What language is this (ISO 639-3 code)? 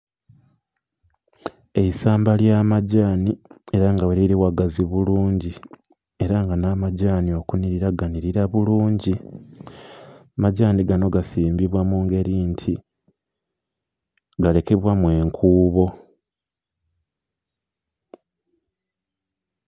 xog